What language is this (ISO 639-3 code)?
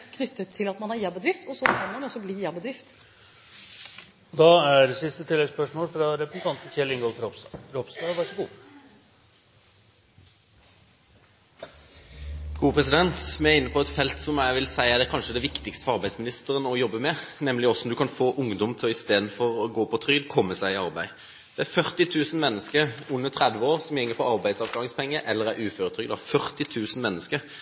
nor